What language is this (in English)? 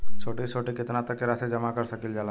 Bhojpuri